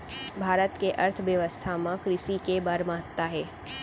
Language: Chhattisgarhi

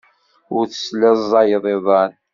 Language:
Kabyle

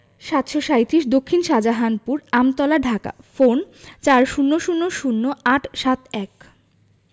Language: Bangla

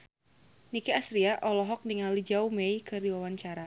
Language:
Sundanese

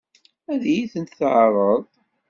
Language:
Kabyle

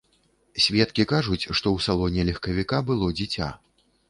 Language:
Belarusian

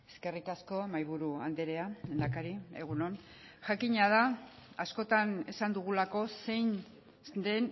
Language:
Basque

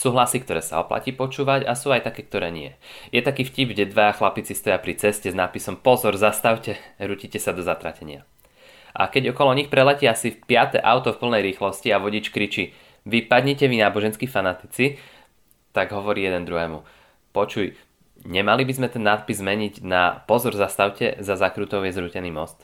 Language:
Slovak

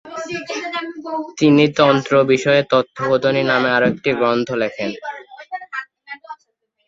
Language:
Bangla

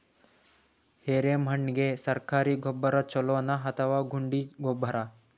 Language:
Kannada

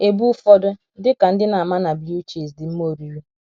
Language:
Igbo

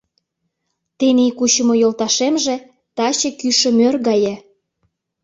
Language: Mari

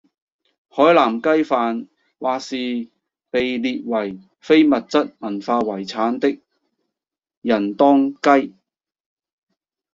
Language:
Cantonese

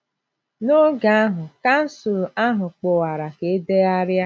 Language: Igbo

